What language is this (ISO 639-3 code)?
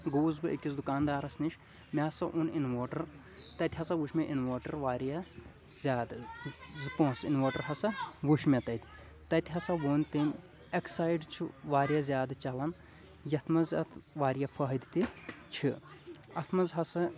kas